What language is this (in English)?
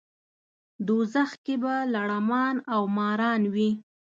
Pashto